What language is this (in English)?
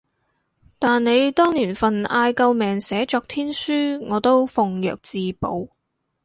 Cantonese